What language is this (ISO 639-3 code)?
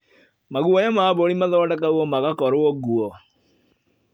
kik